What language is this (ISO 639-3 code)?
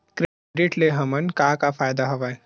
hne